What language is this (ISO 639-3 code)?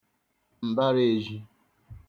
ibo